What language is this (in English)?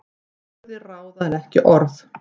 Icelandic